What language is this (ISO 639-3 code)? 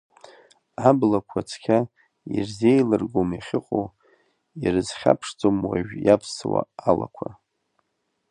abk